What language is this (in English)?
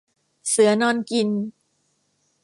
Thai